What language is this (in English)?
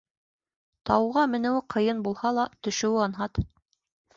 Bashkir